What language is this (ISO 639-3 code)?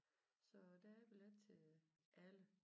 dan